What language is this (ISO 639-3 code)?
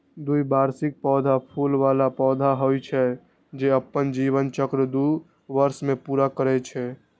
mai